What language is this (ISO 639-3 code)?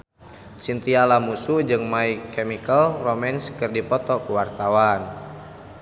sun